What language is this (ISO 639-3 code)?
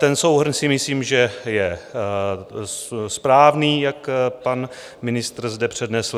ces